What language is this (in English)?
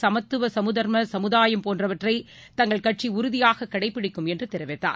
Tamil